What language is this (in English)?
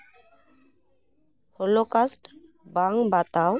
Santali